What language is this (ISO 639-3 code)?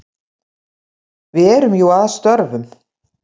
isl